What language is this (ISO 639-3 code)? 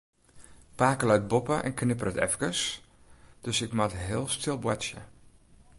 fry